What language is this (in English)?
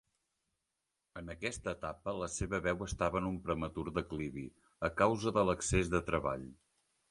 Catalan